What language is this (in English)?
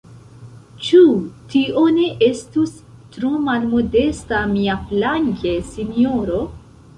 Esperanto